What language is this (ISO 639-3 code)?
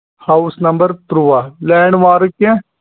kas